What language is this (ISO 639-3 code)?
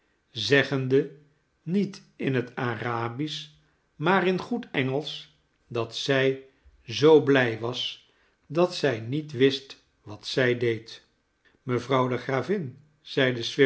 nld